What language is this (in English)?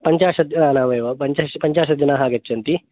Sanskrit